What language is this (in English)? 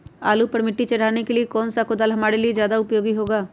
Magahi